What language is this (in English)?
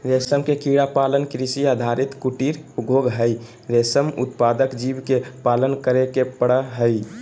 Magahi